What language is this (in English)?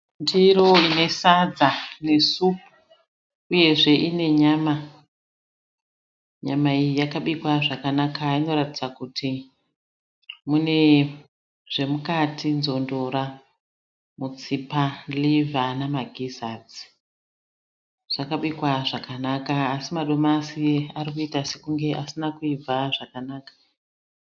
Shona